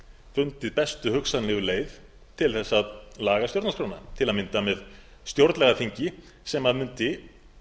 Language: Icelandic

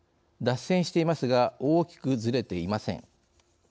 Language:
Japanese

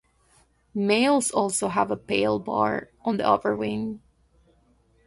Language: English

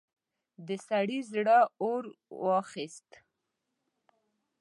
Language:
Pashto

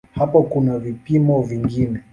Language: Swahili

